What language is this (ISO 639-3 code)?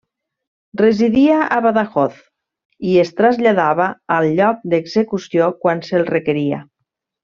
cat